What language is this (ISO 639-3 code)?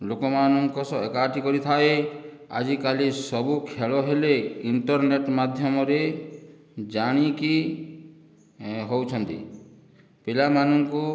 ori